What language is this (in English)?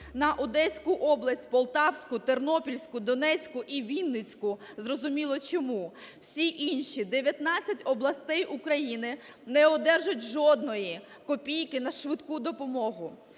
Ukrainian